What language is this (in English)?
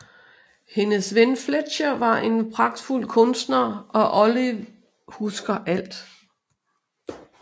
Danish